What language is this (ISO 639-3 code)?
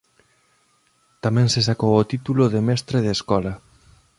glg